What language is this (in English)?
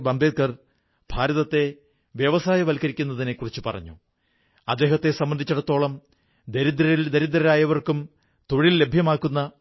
Malayalam